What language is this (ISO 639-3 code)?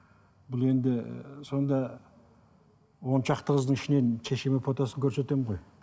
kaz